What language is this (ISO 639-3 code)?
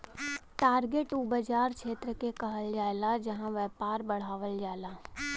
bho